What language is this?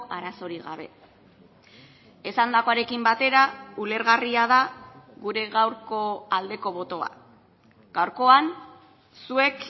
Basque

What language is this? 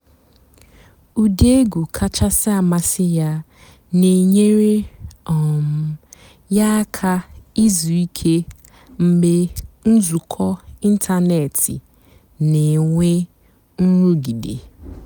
Igbo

